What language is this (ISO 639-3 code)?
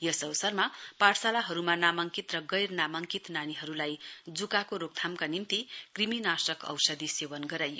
nep